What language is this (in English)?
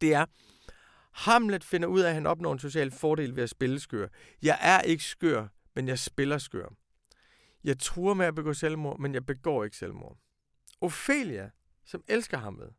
Danish